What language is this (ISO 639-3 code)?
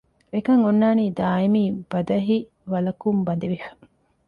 div